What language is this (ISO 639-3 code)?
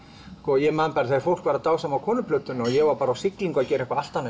isl